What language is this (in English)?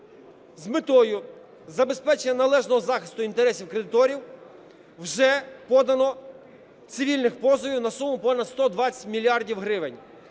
Ukrainian